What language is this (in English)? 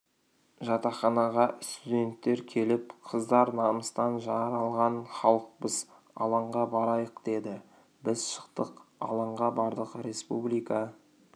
Kazakh